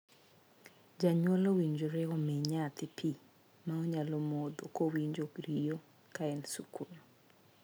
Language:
Luo (Kenya and Tanzania)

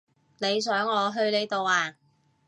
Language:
Cantonese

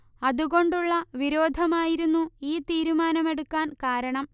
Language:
Malayalam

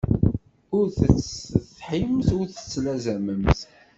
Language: Kabyle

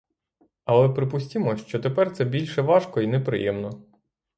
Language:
Ukrainian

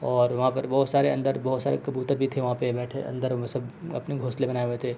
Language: Urdu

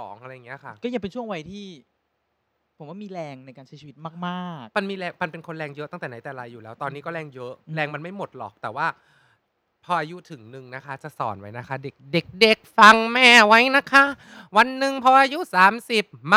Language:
Thai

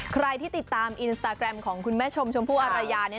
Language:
Thai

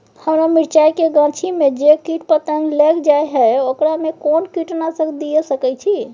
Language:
Maithili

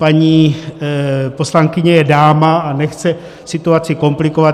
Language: Czech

